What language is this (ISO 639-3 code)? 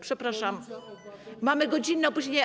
pol